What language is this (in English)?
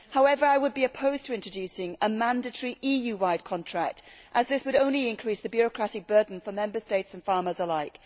English